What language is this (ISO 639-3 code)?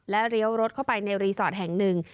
tha